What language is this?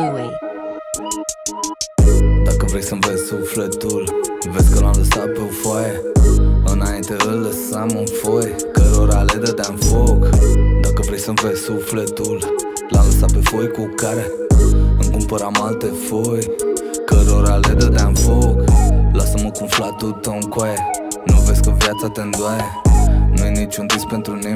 Romanian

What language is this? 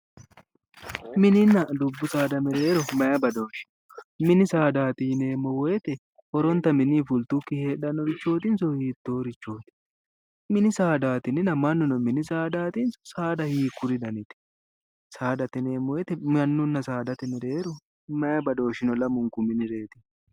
Sidamo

